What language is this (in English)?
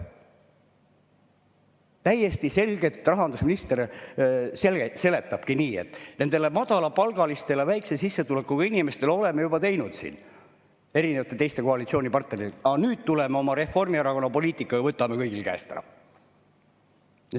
Estonian